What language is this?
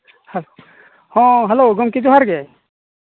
Santali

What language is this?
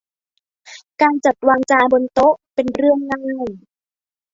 Thai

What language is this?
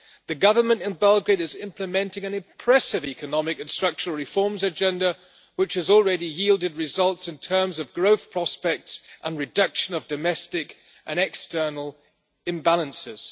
English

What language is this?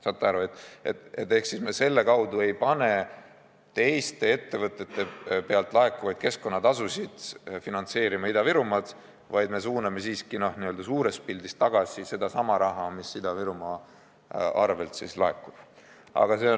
Estonian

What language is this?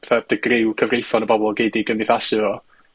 Welsh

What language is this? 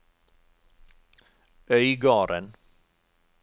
Norwegian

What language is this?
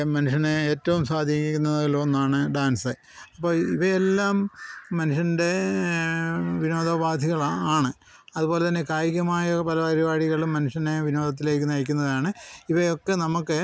Malayalam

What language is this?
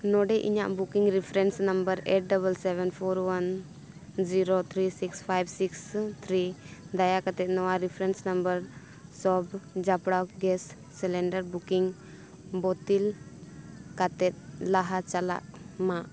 Santali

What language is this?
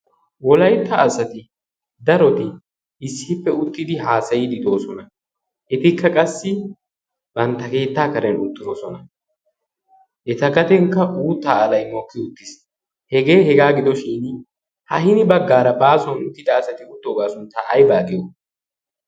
Wolaytta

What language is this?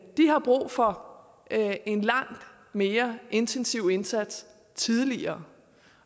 Danish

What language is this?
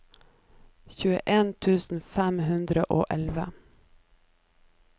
Norwegian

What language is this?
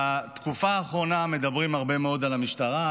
Hebrew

